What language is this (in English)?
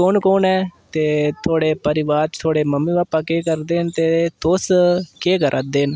Dogri